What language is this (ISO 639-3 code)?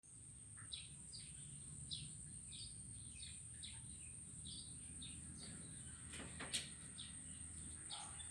ind